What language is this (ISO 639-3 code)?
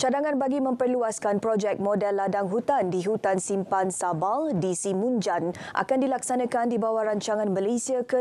msa